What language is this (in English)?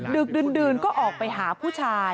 Thai